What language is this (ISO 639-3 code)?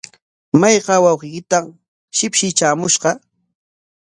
qwa